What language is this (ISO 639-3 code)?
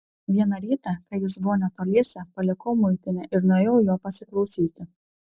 lit